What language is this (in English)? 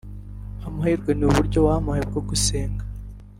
Kinyarwanda